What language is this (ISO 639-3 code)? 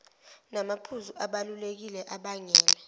zul